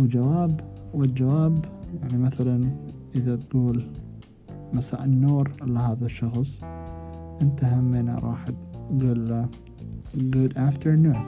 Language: Arabic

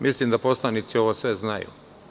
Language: Serbian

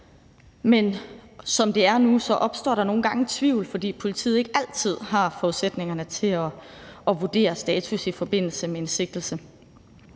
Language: Danish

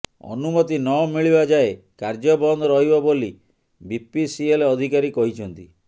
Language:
Odia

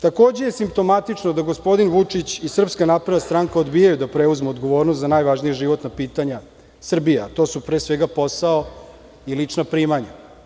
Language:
Serbian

